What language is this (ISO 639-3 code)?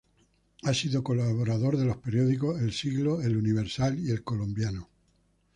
spa